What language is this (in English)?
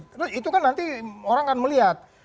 Indonesian